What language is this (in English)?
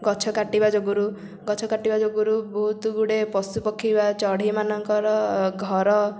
Odia